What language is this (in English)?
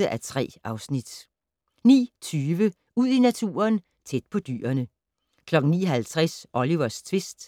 Danish